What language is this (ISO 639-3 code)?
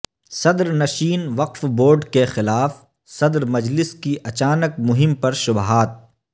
urd